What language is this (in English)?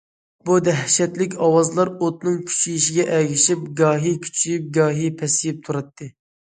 Uyghur